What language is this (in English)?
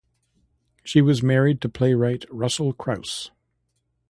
English